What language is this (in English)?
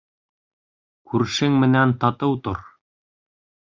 Bashkir